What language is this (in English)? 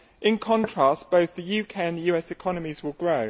English